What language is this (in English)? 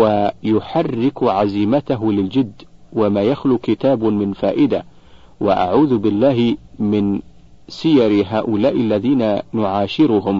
Arabic